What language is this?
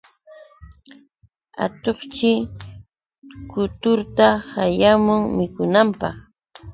Yauyos Quechua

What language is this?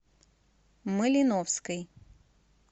Russian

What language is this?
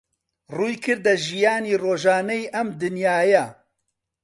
Central Kurdish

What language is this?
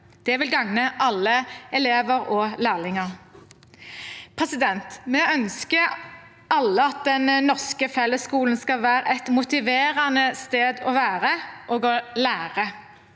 Norwegian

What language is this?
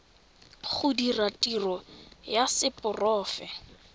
Tswana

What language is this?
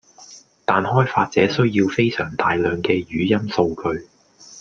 Cantonese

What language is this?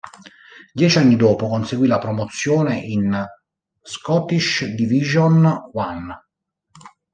Italian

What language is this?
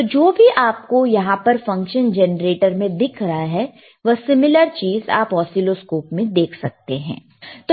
Hindi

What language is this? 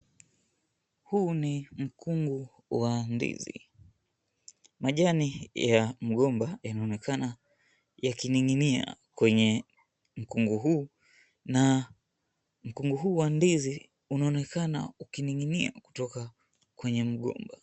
Swahili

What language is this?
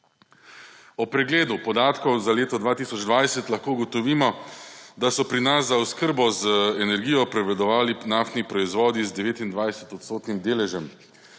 Slovenian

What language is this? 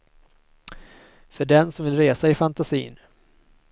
Swedish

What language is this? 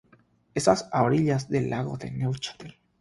Spanish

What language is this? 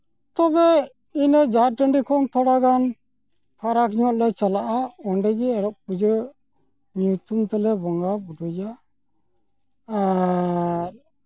Santali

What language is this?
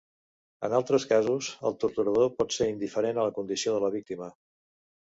Catalan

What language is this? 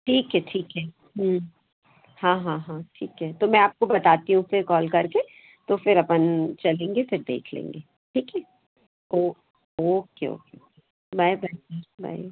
Hindi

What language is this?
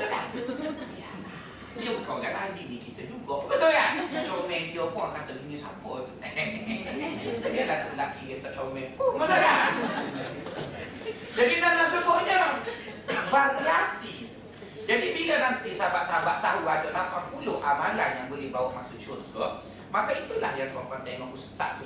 Malay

